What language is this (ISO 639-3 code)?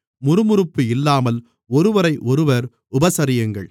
tam